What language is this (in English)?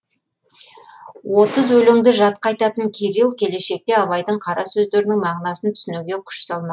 Kazakh